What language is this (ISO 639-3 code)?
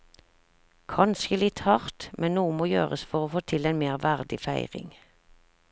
nor